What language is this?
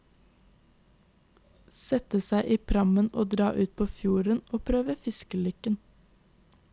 Norwegian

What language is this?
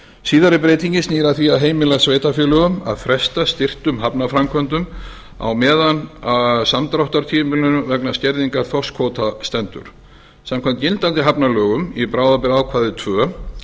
Icelandic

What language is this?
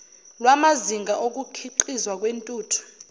Zulu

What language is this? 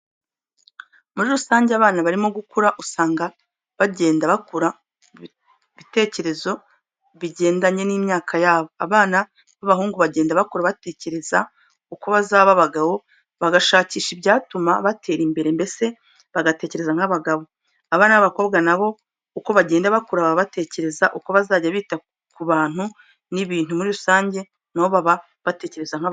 Kinyarwanda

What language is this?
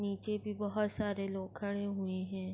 Urdu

